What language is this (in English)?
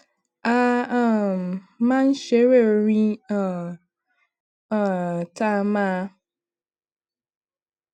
Yoruba